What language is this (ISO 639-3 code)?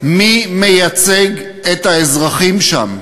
heb